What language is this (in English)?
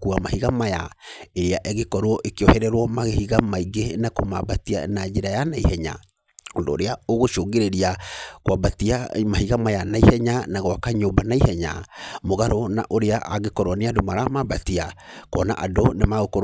Kikuyu